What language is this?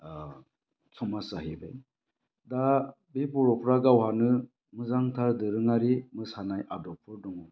Bodo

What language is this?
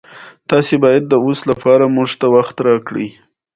Pashto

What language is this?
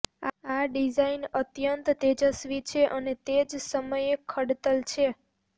Gujarati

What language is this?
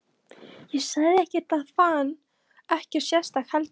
Icelandic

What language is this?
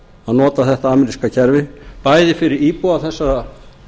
Icelandic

